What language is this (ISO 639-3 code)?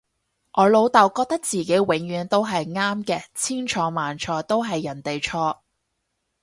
yue